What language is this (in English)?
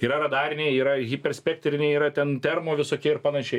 Lithuanian